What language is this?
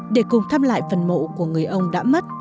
Vietnamese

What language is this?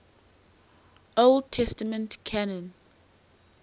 English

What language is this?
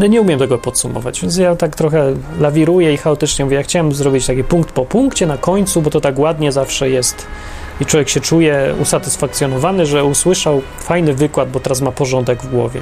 Polish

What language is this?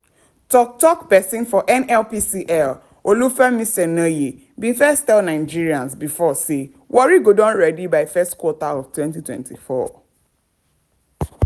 Nigerian Pidgin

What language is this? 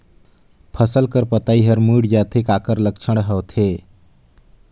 Chhattisgarhi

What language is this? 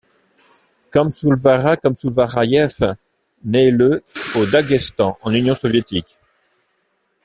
French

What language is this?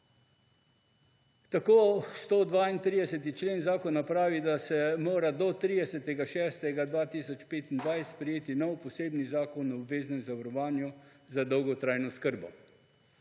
Slovenian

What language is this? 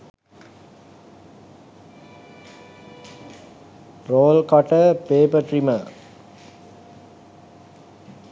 Sinhala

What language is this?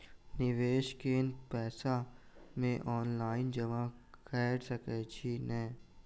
Maithili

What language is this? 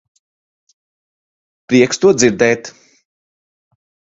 Latvian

